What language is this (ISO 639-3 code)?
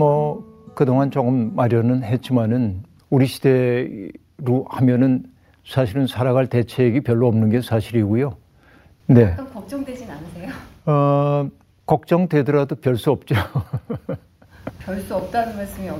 kor